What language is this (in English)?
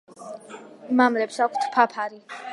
Georgian